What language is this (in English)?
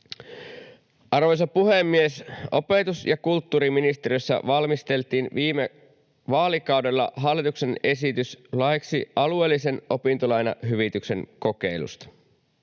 Finnish